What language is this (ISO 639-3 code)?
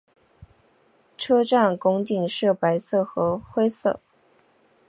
zho